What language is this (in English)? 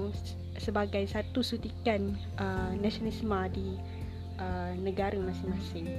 Malay